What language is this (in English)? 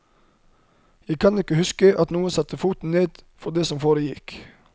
Norwegian